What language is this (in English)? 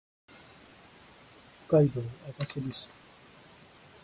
Japanese